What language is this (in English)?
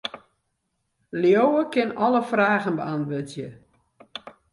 Western Frisian